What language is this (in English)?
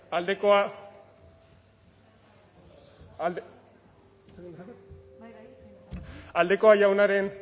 Basque